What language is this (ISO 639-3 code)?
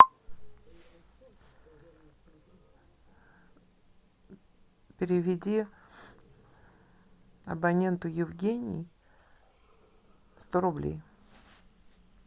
rus